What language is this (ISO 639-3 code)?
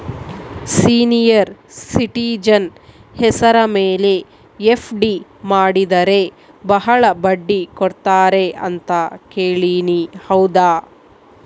kan